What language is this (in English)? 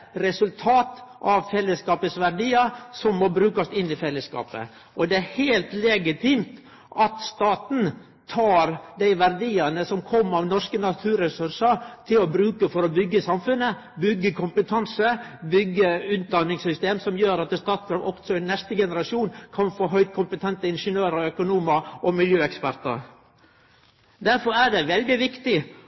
Norwegian Nynorsk